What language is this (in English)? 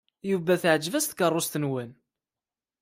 Kabyle